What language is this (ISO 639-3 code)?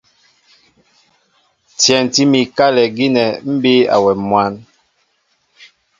mbo